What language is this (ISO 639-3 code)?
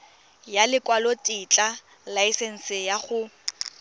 tsn